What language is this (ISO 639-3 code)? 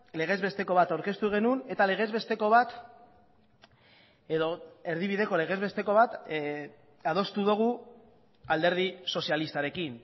eus